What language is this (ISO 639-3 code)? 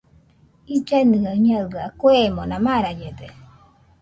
hux